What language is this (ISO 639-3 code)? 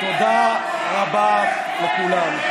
heb